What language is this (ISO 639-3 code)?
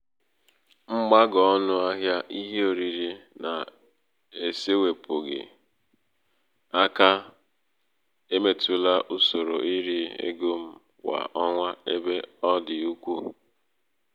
ibo